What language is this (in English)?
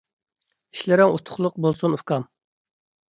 Uyghur